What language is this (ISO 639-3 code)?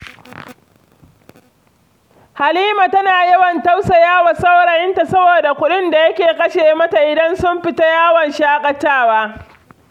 hau